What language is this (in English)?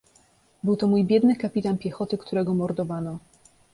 Polish